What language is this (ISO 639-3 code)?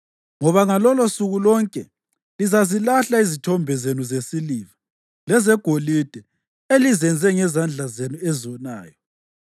nde